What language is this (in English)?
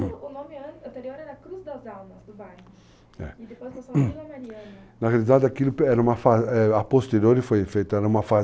Portuguese